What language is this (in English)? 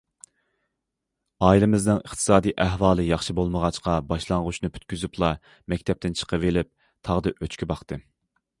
Uyghur